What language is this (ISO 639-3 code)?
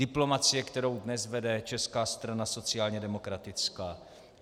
ces